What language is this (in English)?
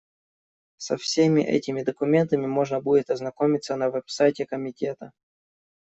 Russian